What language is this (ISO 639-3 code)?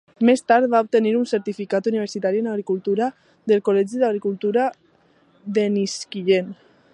cat